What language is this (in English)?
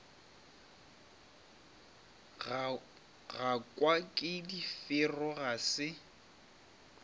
Northern Sotho